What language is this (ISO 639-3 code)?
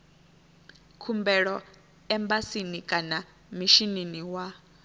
ven